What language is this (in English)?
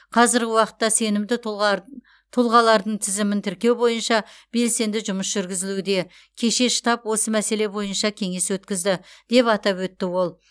Kazakh